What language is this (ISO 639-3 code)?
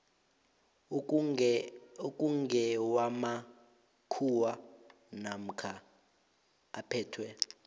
nbl